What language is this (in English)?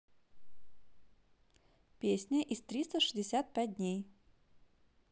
Russian